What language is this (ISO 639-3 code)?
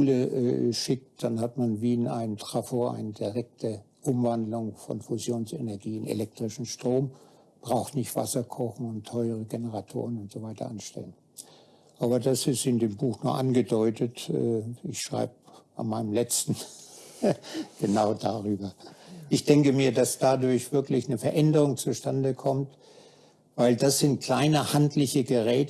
deu